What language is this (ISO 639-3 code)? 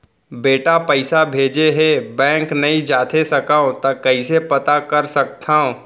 hne